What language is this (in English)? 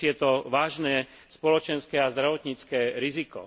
Slovak